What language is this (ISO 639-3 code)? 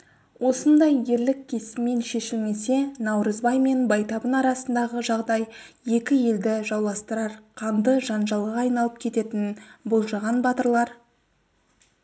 kaz